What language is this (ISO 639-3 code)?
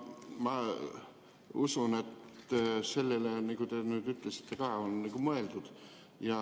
est